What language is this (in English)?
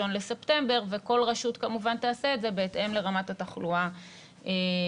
Hebrew